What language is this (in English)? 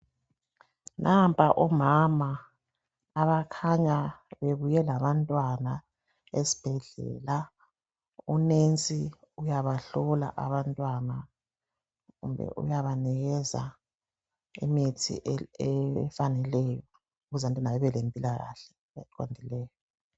North Ndebele